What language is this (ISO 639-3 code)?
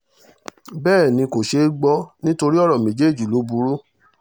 yor